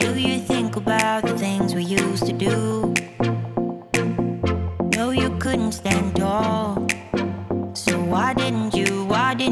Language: Dutch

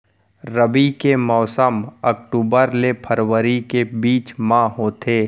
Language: Chhattisgarhi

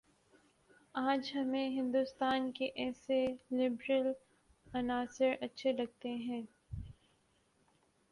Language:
Urdu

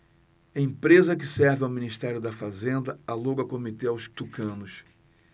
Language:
Portuguese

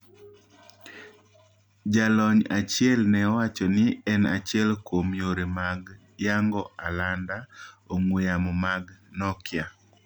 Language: Luo (Kenya and Tanzania)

